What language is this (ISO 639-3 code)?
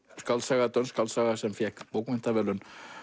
isl